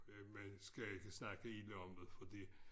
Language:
Danish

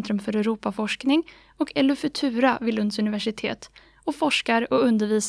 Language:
Swedish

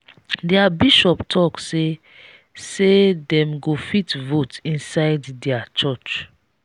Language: Nigerian Pidgin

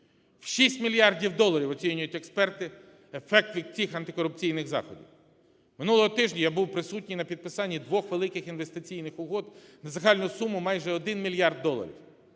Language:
Ukrainian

